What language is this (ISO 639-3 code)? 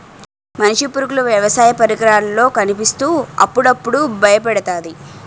tel